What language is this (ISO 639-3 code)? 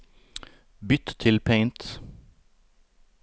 nor